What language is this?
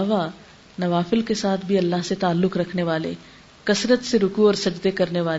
Urdu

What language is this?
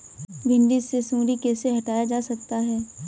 Hindi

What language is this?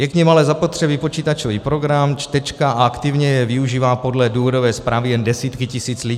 Czech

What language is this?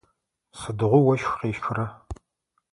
Adyghe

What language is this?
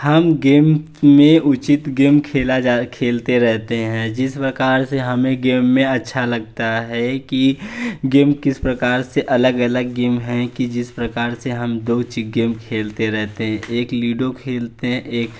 Hindi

